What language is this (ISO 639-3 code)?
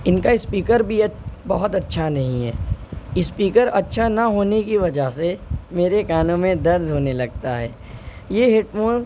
urd